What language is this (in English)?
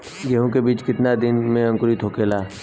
Bhojpuri